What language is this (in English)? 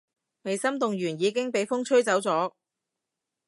Cantonese